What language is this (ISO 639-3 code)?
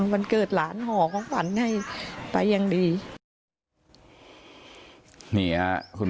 tha